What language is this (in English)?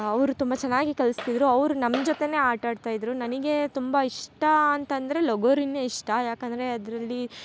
Kannada